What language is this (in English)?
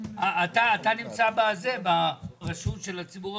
Hebrew